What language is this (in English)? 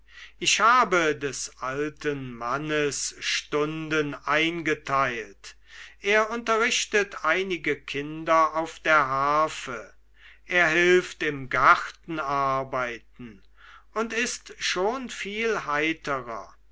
German